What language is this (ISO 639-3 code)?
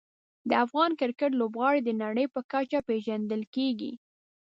pus